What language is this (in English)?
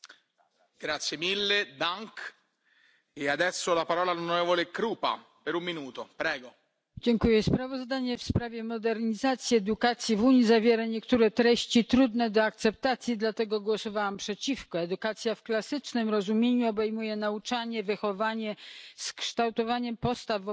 Polish